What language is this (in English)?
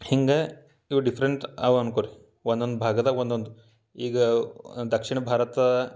Kannada